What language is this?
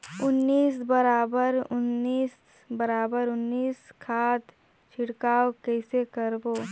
Chhattisgarhi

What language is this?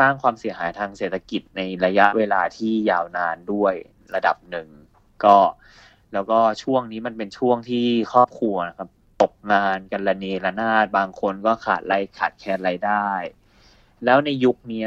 Thai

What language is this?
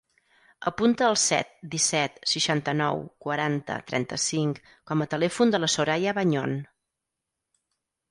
Catalan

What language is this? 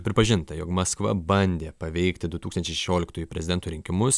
Lithuanian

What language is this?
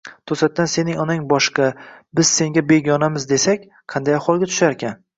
Uzbek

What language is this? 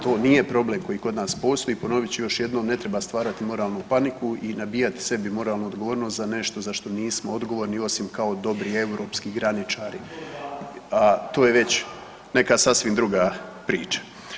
Croatian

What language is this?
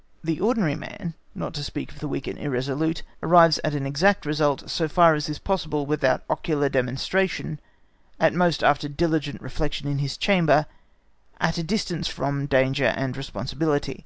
English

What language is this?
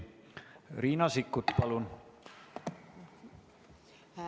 Estonian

